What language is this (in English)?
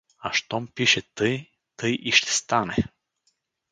Bulgarian